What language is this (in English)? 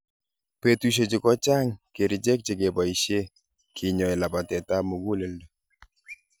Kalenjin